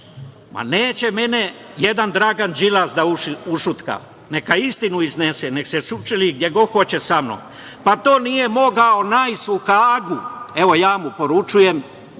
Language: Serbian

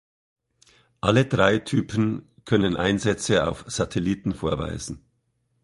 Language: German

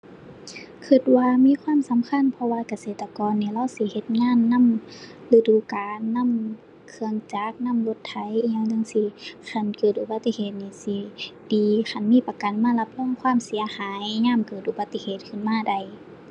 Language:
Thai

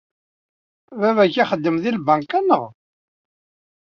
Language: Kabyle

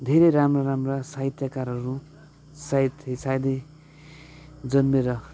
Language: Nepali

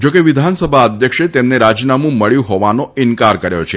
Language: Gujarati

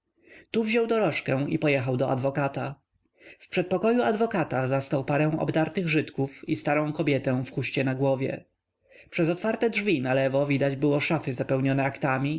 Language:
Polish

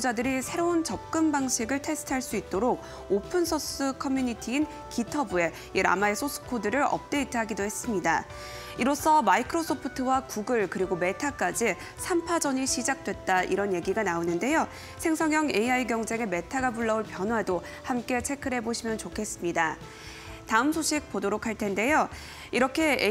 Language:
Korean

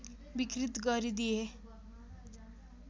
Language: Nepali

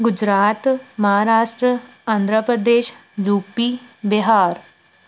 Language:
Punjabi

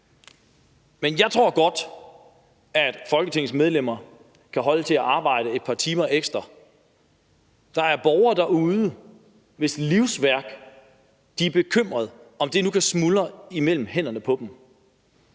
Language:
Danish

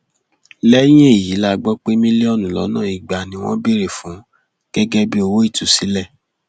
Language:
Yoruba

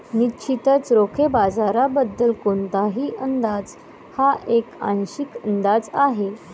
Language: Marathi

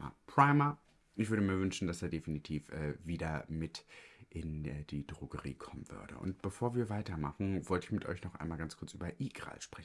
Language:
German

